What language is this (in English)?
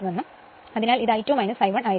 Malayalam